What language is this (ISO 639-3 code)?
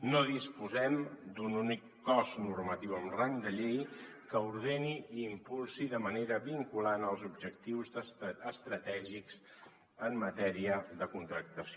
cat